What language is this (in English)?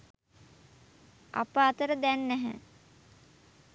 Sinhala